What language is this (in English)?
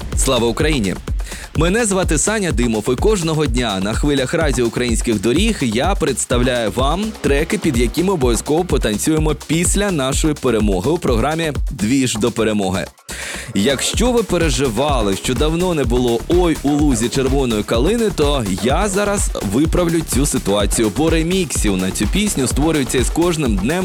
Ukrainian